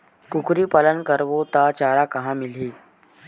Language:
Chhattisgarhi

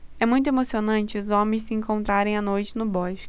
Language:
Portuguese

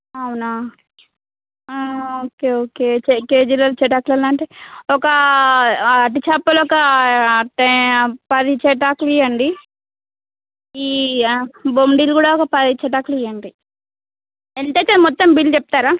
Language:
Telugu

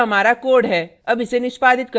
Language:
Hindi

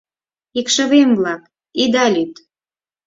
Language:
Mari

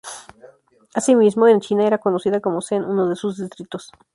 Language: Spanish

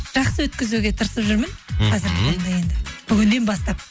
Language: Kazakh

